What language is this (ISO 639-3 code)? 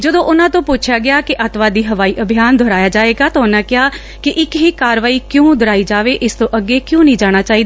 pan